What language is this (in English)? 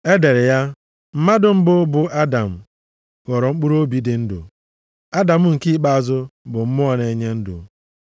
Igbo